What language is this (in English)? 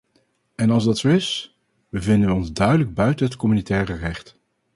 Dutch